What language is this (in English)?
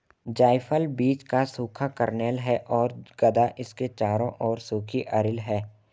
Hindi